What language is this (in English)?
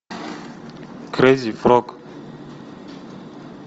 Russian